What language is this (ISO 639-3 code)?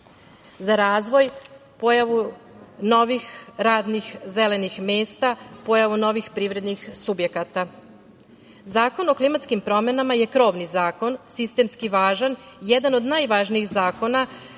srp